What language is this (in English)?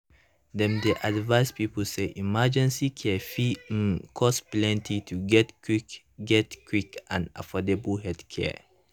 Nigerian Pidgin